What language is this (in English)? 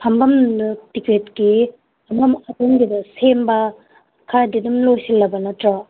Manipuri